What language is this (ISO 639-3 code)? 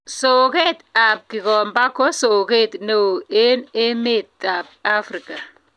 kln